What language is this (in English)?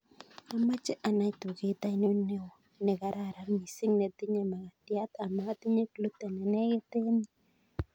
Kalenjin